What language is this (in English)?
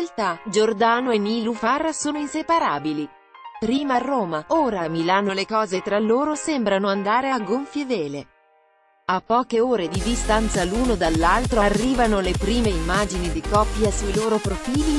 Italian